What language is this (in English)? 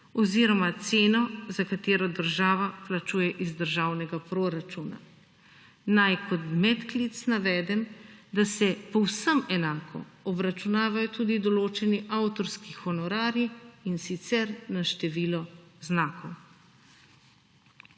Slovenian